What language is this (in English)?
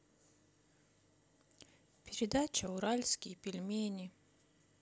Russian